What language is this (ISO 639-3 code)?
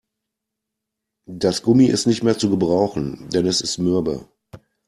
deu